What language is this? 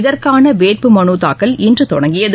Tamil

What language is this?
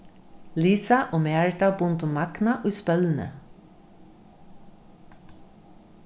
Faroese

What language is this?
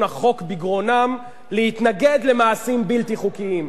Hebrew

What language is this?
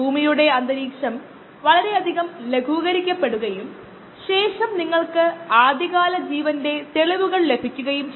Malayalam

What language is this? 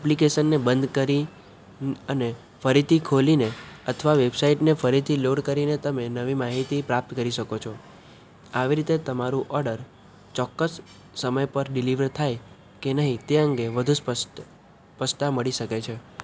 Gujarati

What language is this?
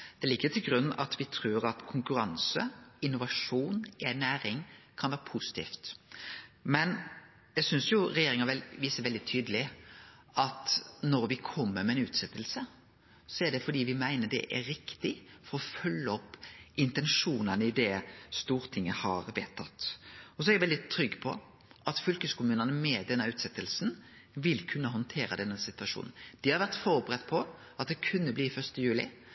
Norwegian Nynorsk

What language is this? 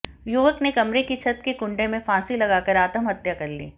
Hindi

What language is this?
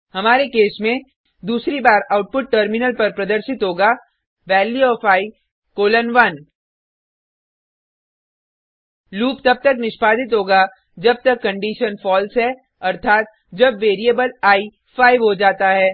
Hindi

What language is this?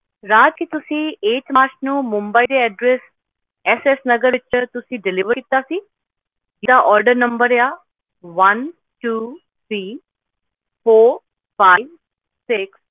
Punjabi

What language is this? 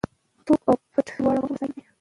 Pashto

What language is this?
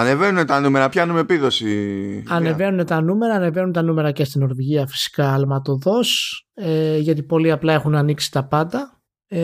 Greek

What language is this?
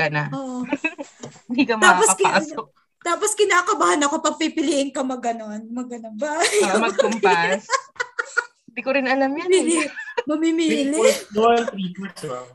Filipino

